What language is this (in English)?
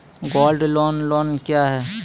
Maithili